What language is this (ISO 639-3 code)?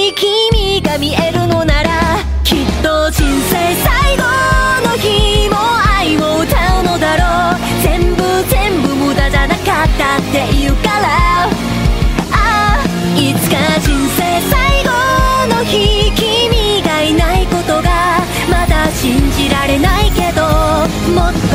kor